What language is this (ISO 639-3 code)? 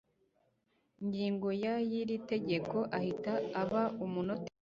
kin